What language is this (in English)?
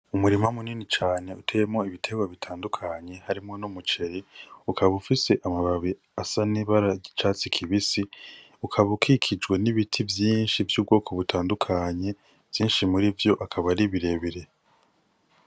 Rundi